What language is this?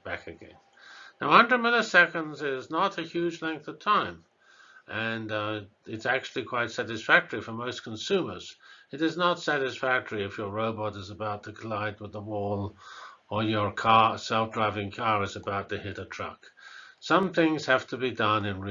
English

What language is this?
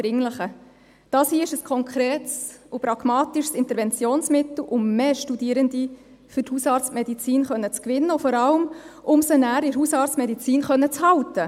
Swiss German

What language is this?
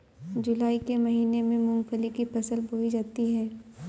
Hindi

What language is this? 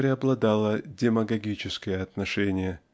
Russian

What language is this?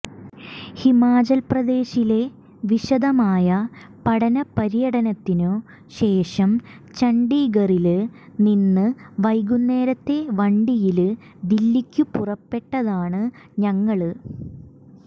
Malayalam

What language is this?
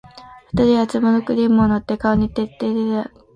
Japanese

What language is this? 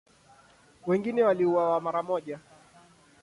Swahili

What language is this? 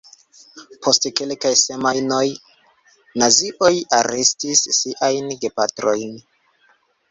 Esperanto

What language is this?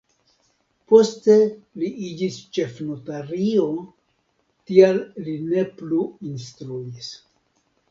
Esperanto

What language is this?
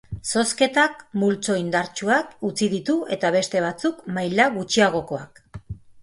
Basque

